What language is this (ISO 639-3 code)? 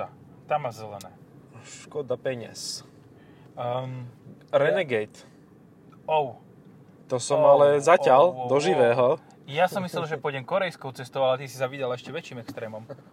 slk